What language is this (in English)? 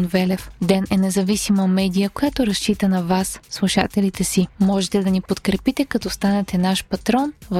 Bulgarian